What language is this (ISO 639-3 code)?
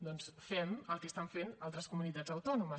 cat